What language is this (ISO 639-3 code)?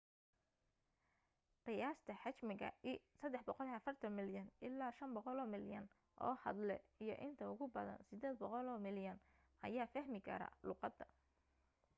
som